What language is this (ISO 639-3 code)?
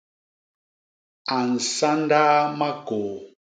bas